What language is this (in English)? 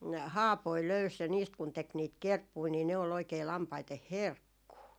Finnish